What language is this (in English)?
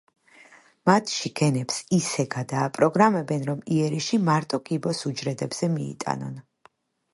Georgian